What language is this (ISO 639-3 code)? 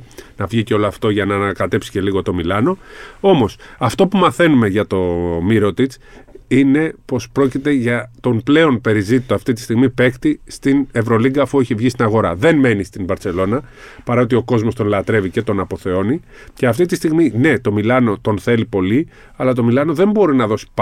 ell